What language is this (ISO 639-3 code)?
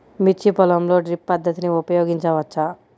tel